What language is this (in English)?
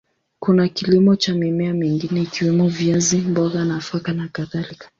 Swahili